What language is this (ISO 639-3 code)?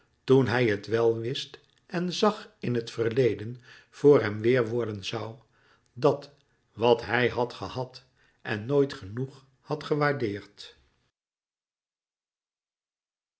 nld